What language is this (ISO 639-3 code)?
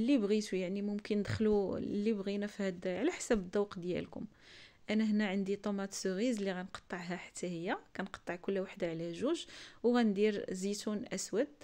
ara